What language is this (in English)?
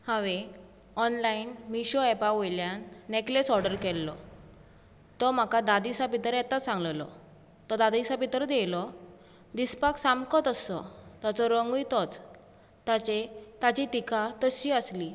Konkani